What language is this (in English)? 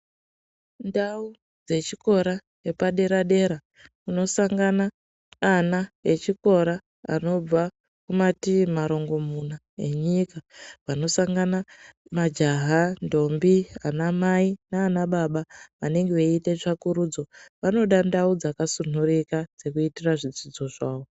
Ndau